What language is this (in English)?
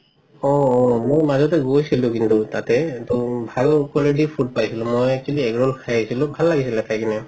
Assamese